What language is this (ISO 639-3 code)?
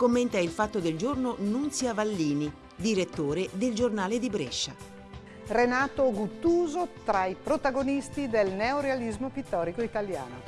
ita